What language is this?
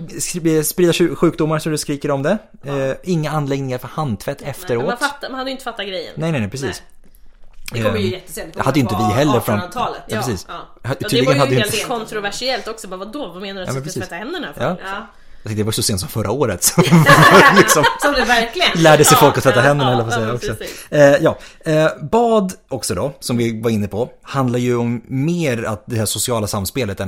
Swedish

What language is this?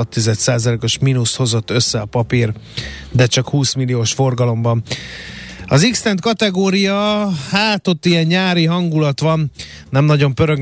Hungarian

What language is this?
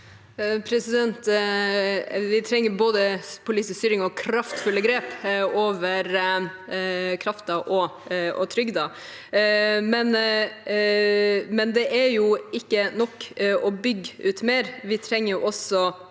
Norwegian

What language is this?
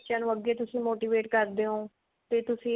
Punjabi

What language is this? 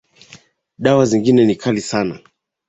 Swahili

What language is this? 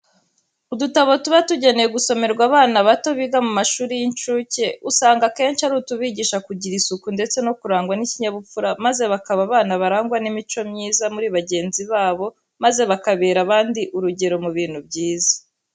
Kinyarwanda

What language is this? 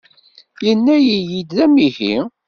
Kabyle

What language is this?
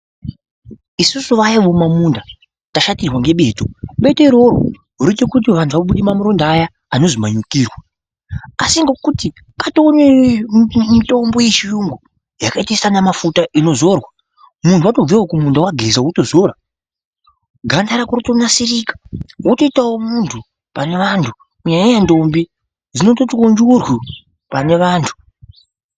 Ndau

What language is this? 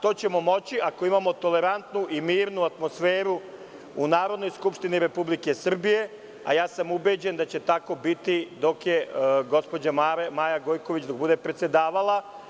Serbian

